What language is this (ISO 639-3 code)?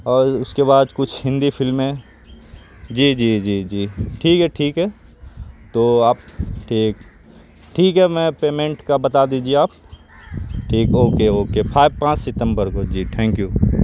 urd